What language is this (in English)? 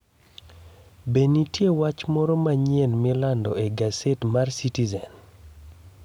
Luo (Kenya and Tanzania)